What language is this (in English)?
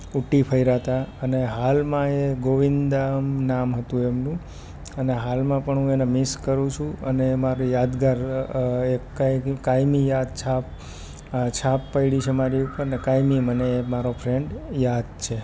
Gujarati